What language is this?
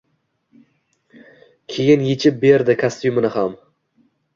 Uzbek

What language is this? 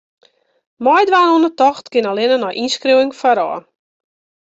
Western Frisian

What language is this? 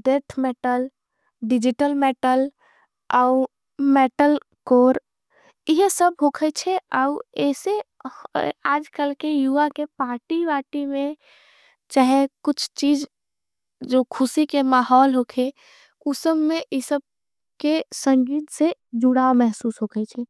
Angika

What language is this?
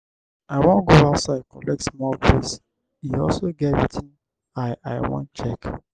Nigerian Pidgin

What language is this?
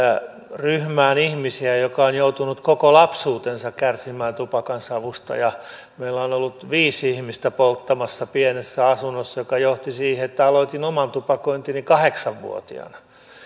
Finnish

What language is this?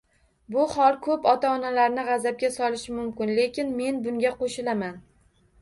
Uzbek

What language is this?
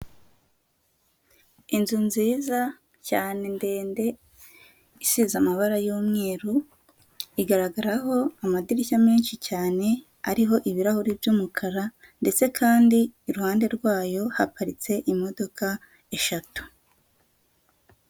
Kinyarwanda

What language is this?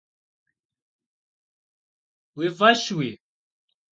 Kabardian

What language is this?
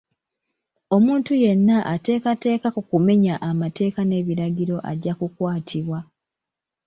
Ganda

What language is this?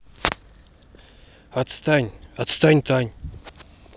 Russian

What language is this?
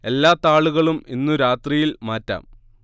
Malayalam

